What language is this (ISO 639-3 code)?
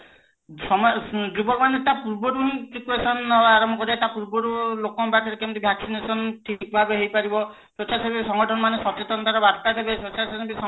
ori